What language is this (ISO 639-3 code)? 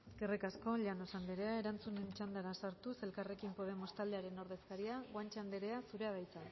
eus